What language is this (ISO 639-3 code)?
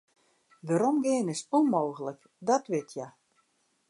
fry